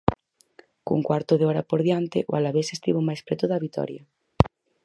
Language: Galician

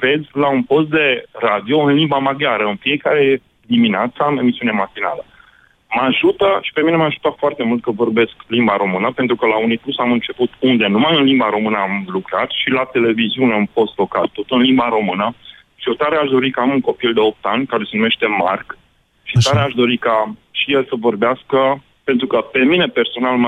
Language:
Romanian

